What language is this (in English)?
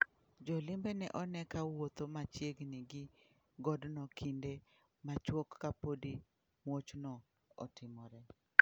Luo (Kenya and Tanzania)